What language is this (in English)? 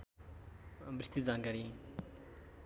Nepali